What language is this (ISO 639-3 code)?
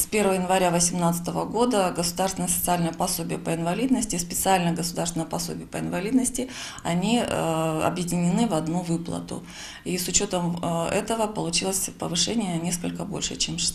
rus